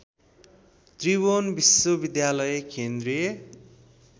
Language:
Nepali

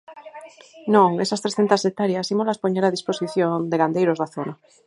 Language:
Galician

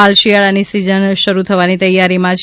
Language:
Gujarati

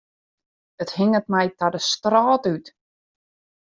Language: Western Frisian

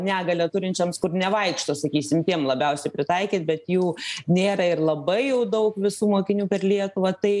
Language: Lithuanian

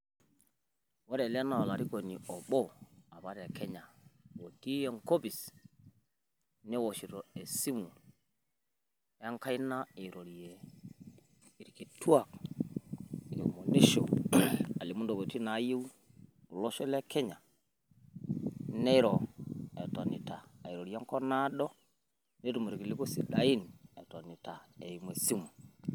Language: Masai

